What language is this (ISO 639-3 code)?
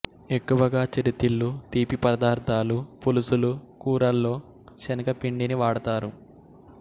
tel